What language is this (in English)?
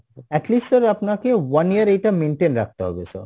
Bangla